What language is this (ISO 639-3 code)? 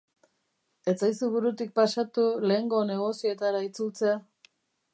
eus